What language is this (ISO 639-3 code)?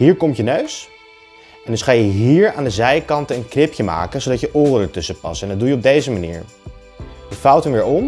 nld